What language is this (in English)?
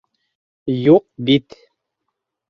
Bashkir